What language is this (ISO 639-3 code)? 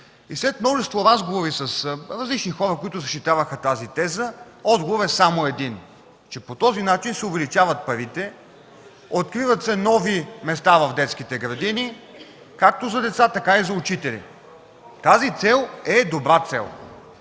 bul